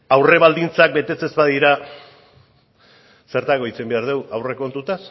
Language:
Basque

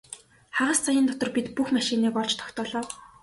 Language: Mongolian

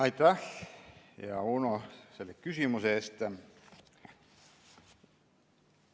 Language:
Estonian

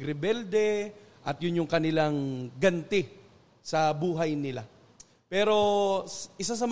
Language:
Filipino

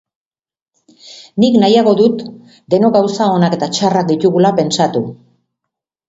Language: Basque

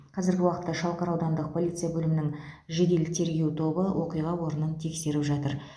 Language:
Kazakh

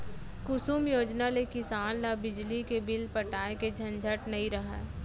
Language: Chhattisgarhi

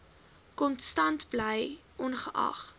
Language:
Afrikaans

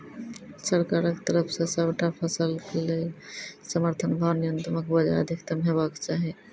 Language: Maithili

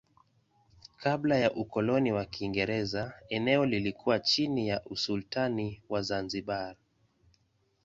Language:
Swahili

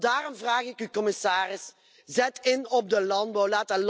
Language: Dutch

